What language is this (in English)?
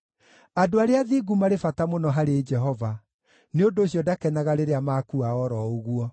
Kikuyu